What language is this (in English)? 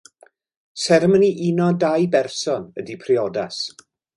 Welsh